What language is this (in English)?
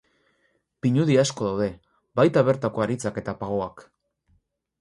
Basque